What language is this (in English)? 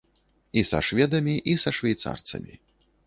Belarusian